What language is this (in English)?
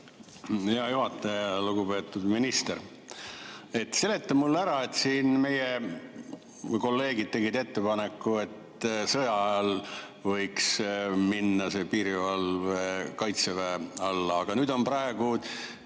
Estonian